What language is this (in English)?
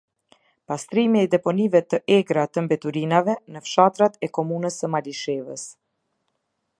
Albanian